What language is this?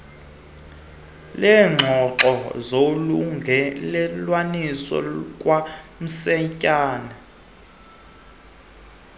Xhosa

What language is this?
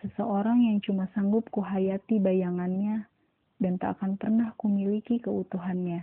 Indonesian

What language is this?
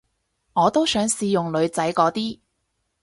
Cantonese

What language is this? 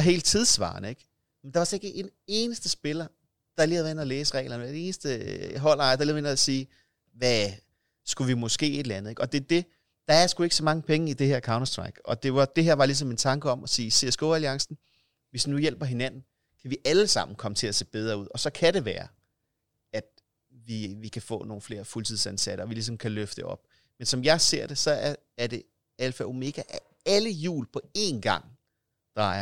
Danish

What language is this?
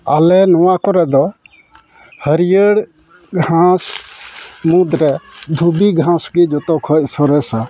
Santali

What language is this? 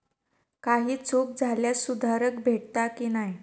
Marathi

